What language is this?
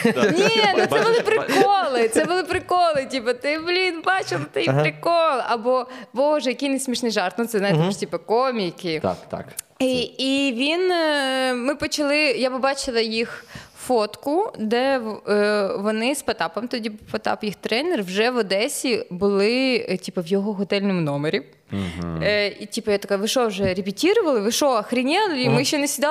Ukrainian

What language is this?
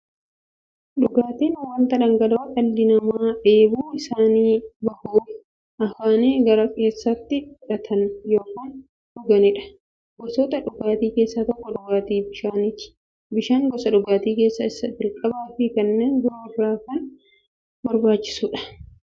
Oromo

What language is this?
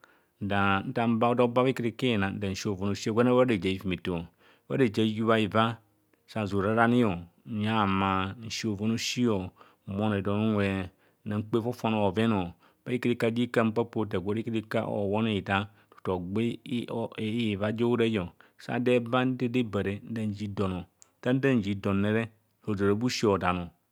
Kohumono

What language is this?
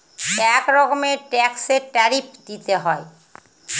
Bangla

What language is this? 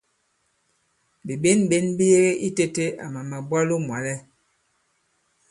Bankon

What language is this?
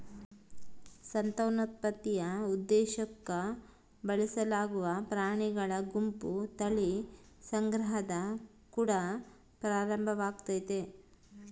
Kannada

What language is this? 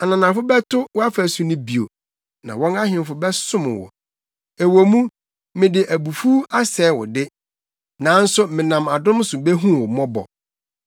Akan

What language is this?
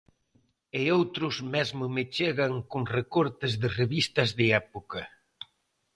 Galician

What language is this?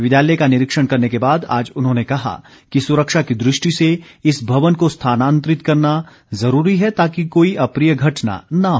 Hindi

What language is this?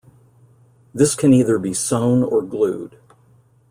English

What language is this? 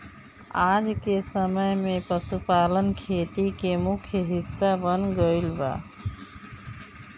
Bhojpuri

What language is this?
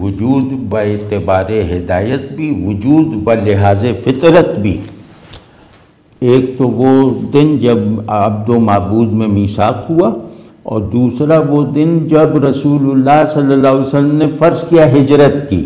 Hindi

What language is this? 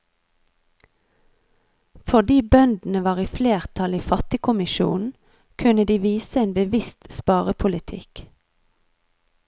Norwegian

